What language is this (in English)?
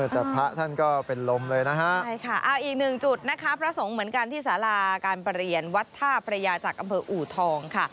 Thai